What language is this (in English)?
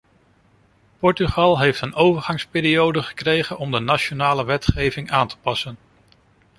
Dutch